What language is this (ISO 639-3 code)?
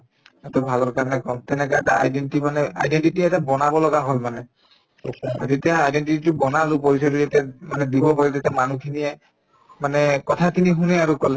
asm